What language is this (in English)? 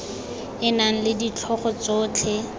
Tswana